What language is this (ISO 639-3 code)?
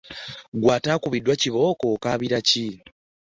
lug